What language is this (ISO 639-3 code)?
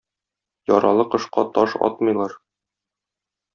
tat